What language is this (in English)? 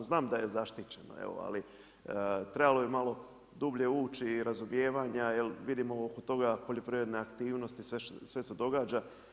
Croatian